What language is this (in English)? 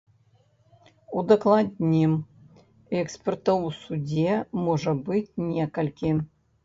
Belarusian